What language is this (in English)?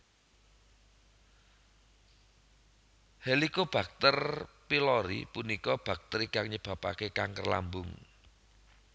Javanese